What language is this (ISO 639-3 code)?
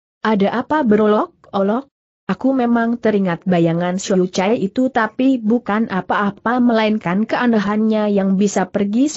ind